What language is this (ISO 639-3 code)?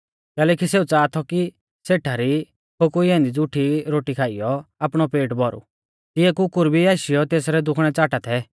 bfz